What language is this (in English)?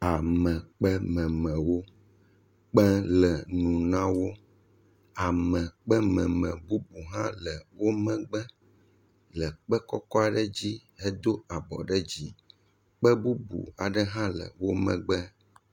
Ewe